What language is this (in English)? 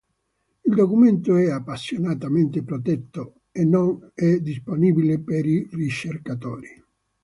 Italian